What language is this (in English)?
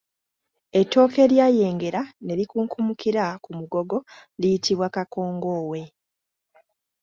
Ganda